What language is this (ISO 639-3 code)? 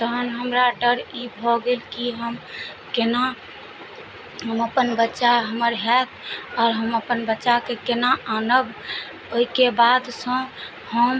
mai